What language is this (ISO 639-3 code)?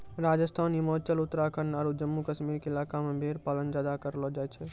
mai